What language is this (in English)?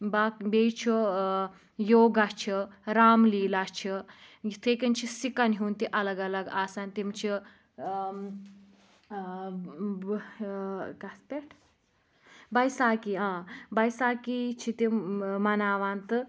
Kashmiri